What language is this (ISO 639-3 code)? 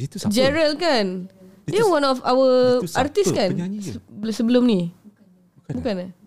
msa